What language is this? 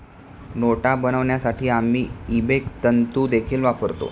Marathi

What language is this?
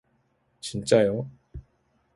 Korean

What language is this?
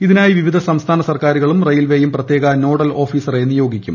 Malayalam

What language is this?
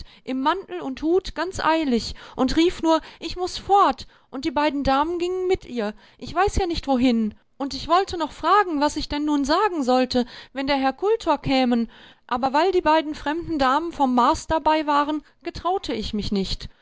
German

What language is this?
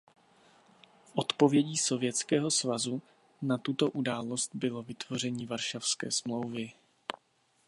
Czech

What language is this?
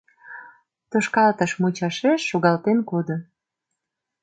Mari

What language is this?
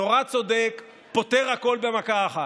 Hebrew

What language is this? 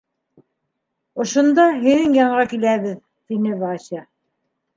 Bashkir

